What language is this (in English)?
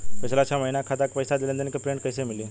Bhojpuri